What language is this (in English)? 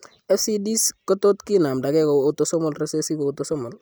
Kalenjin